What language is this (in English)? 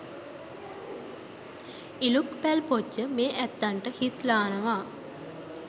Sinhala